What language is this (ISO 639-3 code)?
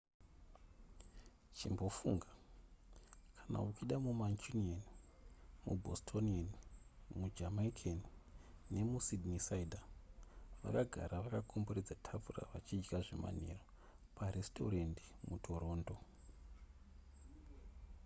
sna